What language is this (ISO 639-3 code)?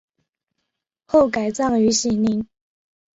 zho